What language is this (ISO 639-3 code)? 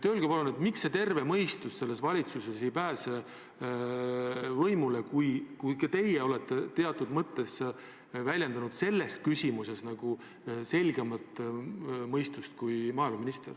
est